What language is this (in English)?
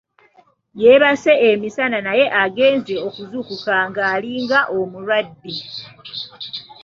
Ganda